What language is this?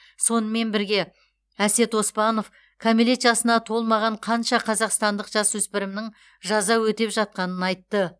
Kazakh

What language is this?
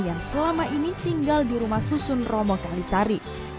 Indonesian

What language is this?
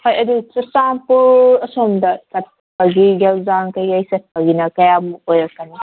Manipuri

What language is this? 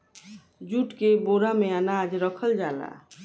Bhojpuri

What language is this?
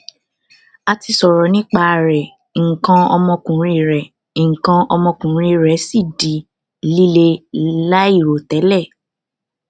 Yoruba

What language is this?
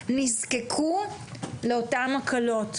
Hebrew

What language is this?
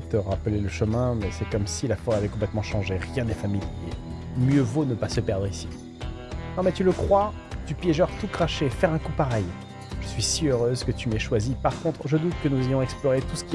French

